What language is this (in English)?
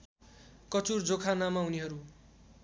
Nepali